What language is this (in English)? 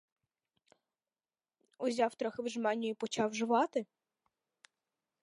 Ukrainian